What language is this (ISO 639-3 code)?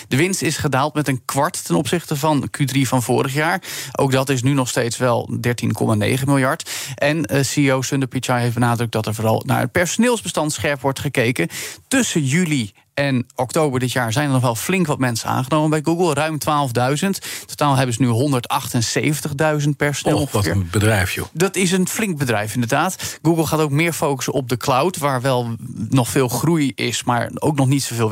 nld